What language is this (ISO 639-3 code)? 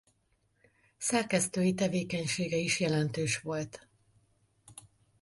hun